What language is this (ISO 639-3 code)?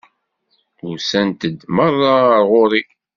kab